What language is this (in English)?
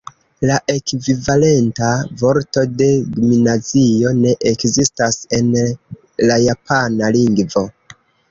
Esperanto